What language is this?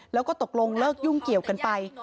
Thai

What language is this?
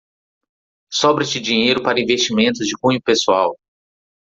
Portuguese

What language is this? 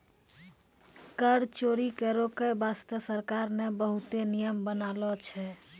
Maithili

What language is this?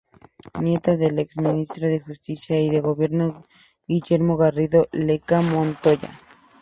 Spanish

